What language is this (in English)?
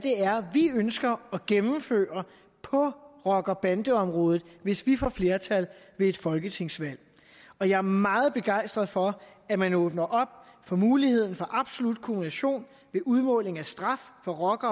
Danish